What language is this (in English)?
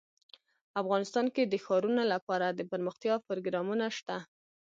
Pashto